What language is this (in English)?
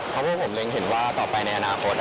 Thai